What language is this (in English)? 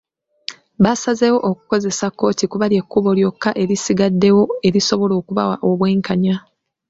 Ganda